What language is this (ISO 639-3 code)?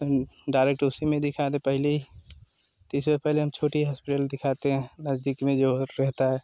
hin